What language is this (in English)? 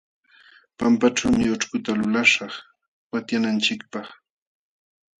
Jauja Wanca Quechua